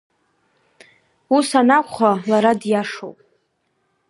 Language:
Abkhazian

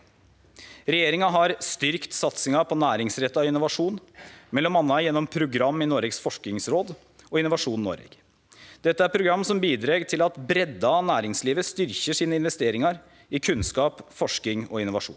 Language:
Norwegian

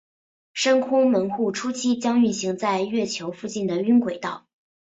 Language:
Chinese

